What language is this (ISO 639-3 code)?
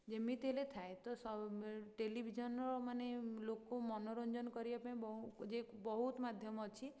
ori